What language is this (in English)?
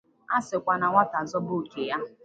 Igbo